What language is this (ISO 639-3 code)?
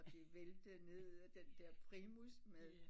dan